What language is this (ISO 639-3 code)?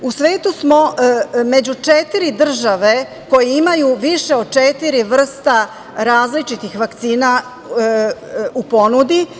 srp